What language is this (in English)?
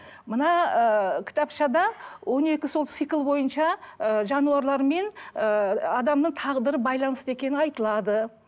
Kazakh